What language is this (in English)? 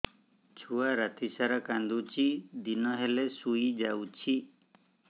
Odia